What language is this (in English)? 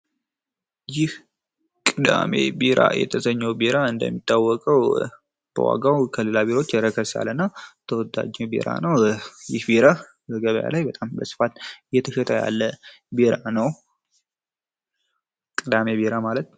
Amharic